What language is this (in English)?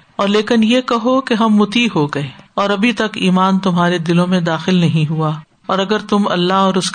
Urdu